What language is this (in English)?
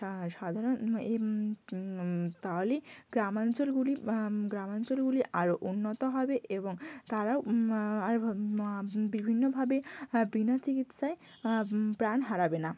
Bangla